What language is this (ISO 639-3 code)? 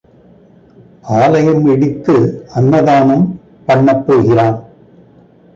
tam